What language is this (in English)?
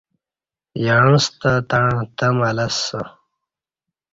Kati